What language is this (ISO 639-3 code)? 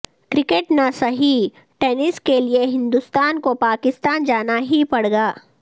urd